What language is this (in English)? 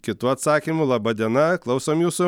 Lithuanian